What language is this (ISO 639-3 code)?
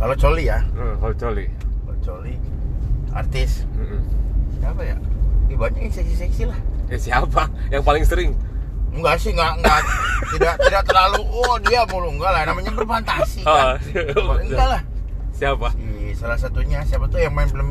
ind